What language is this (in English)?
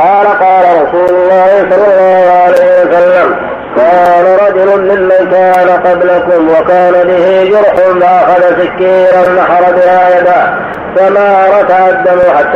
Arabic